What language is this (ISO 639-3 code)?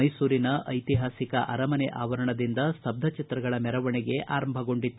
kan